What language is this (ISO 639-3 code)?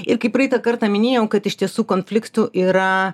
lit